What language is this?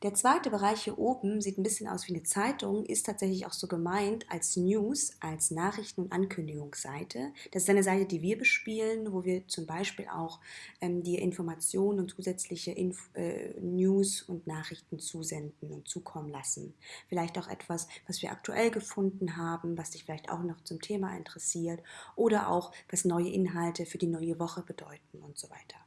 German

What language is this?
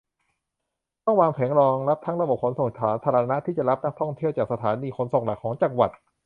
Thai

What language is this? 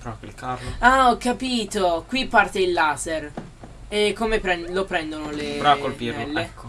Italian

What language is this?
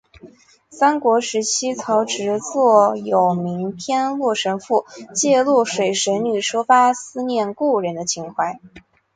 Chinese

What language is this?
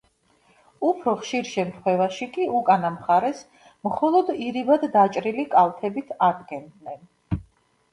Georgian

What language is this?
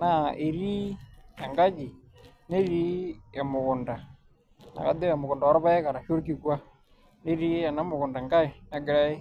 Masai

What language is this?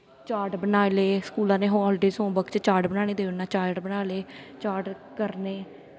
Dogri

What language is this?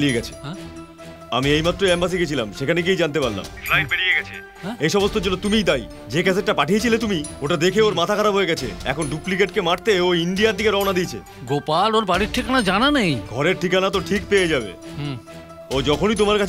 Hindi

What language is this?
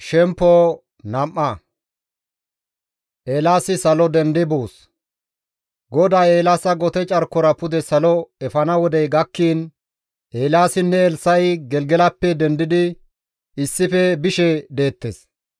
Gamo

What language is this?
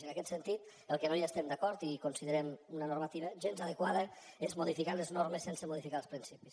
Catalan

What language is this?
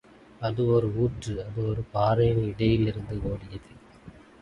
Tamil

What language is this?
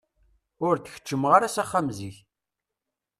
Kabyle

